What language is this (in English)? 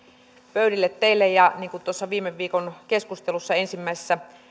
Finnish